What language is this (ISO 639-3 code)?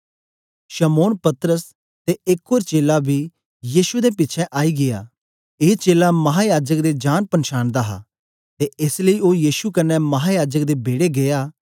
doi